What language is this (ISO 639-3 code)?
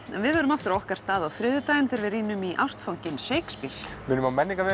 isl